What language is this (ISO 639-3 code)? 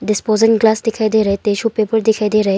hin